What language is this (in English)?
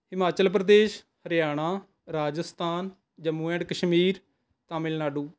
Punjabi